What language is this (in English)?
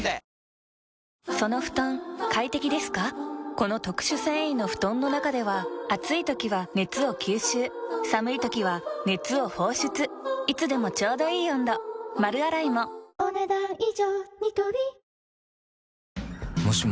Japanese